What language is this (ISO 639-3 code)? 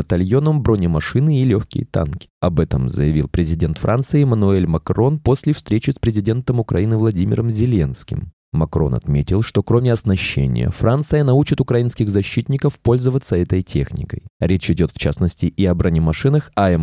rus